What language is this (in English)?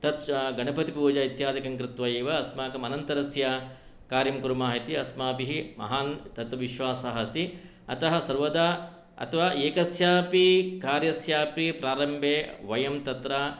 Sanskrit